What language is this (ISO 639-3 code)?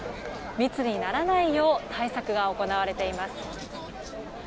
jpn